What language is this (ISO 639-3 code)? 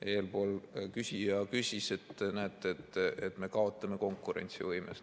est